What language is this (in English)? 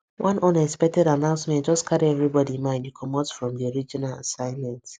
Nigerian Pidgin